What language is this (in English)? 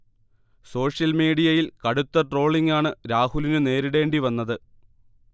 Malayalam